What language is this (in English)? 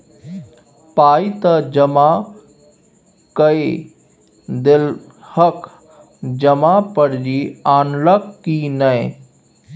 Maithili